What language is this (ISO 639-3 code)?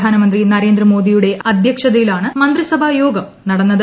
mal